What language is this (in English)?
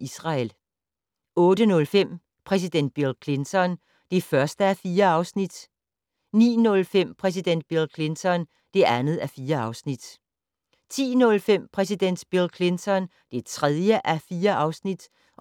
Danish